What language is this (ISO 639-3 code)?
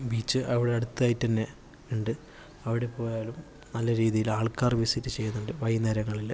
mal